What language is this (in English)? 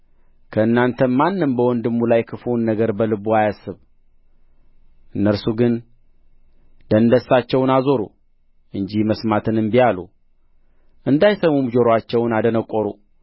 Amharic